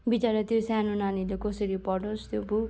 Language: Nepali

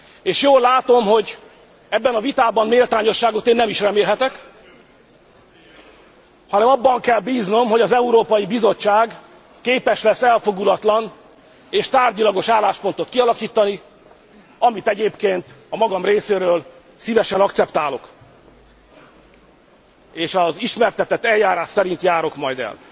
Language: Hungarian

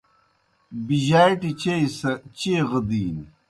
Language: Kohistani Shina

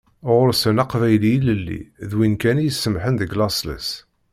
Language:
Kabyle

